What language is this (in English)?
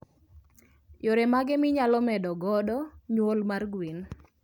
Luo (Kenya and Tanzania)